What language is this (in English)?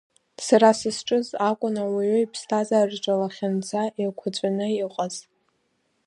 Abkhazian